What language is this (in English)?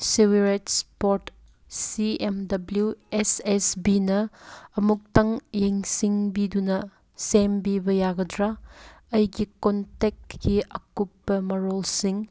Manipuri